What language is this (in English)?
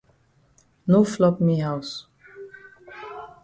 Cameroon Pidgin